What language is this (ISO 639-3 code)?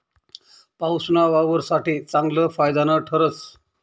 mar